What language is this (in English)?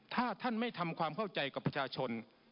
Thai